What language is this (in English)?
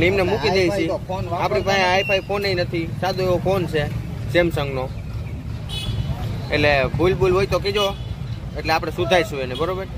Gujarati